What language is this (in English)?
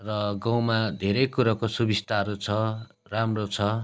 Nepali